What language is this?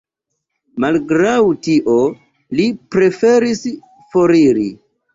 Esperanto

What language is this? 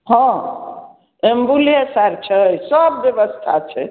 Maithili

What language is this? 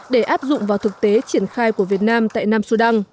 Vietnamese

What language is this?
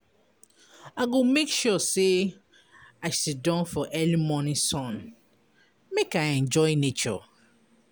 Nigerian Pidgin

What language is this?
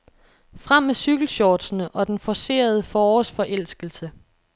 Danish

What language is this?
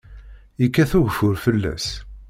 Kabyle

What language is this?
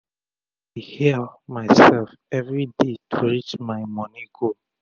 Nigerian Pidgin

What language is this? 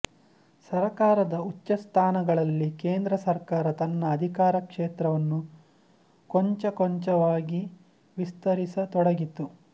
Kannada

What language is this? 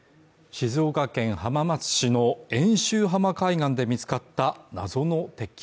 Japanese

